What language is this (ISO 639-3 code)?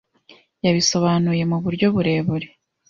kin